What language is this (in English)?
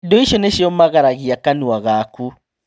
Kikuyu